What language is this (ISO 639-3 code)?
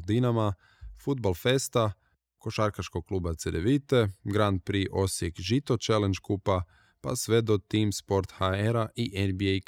hrv